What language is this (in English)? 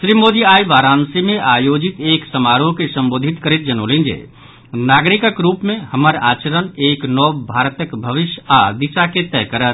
Maithili